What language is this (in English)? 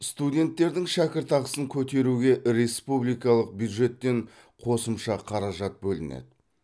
Kazakh